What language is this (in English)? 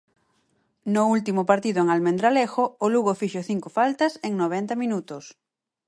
Galician